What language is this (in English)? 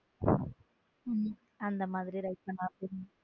Tamil